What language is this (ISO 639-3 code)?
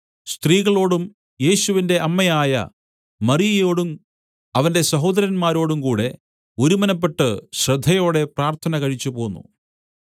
mal